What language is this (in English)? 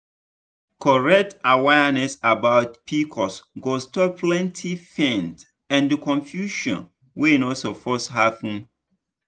Nigerian Pidgin